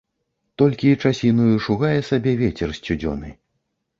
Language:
Belarusian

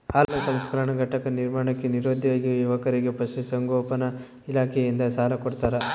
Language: Kannada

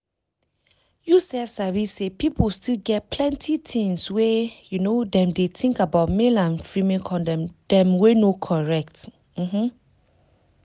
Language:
Nigerian Pidgin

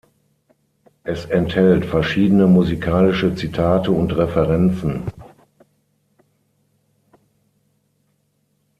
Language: German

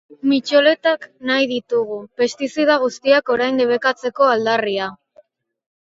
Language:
Basque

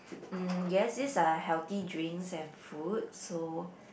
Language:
English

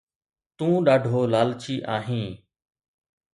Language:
Sindhi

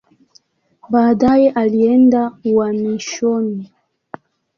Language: Swahili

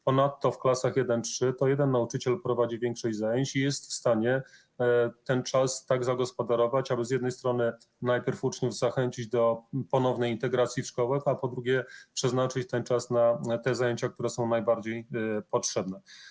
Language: Polish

